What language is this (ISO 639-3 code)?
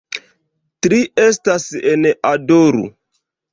epo